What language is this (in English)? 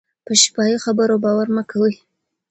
Pashto